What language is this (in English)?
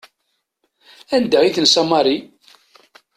Kabyle